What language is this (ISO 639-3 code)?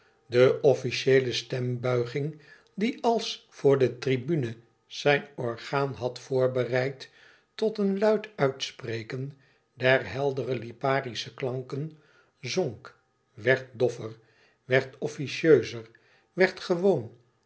nld